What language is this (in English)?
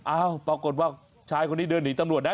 Thai